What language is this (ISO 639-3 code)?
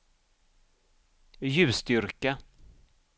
swe